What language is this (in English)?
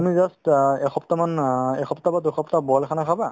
Assamese